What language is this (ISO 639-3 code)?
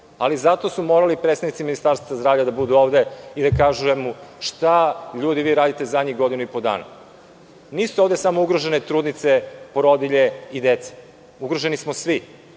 srp